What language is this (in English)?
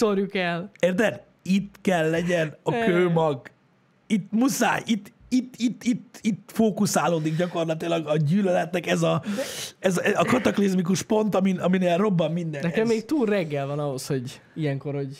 Hungarian